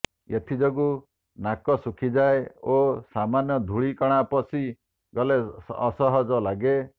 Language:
Odia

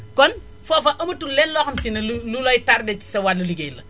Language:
Wolof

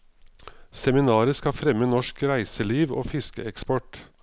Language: Norwegian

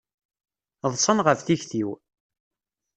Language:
Kabyle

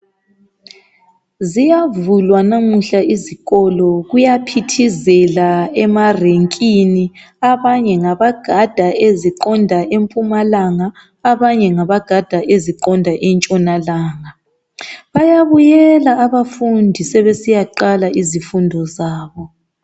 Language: North Ndebele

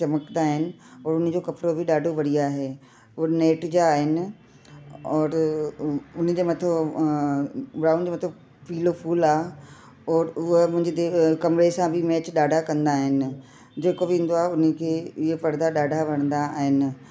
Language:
Sindhi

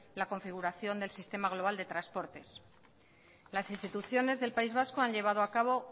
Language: Spanish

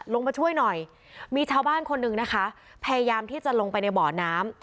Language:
Thai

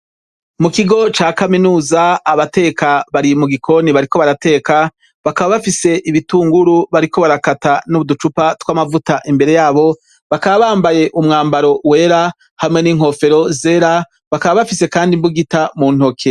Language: Rundi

